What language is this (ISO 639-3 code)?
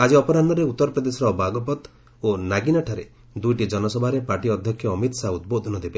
ori